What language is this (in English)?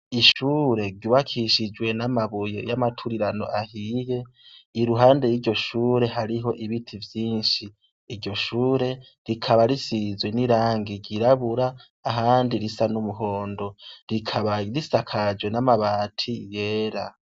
Rundi